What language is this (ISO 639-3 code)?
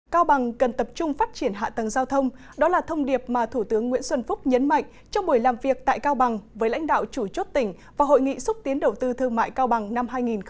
vie